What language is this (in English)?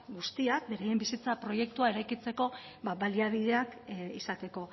Basque